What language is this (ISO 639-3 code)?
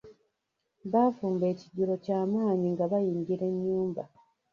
lug